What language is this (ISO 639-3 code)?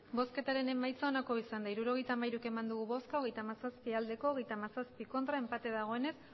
eus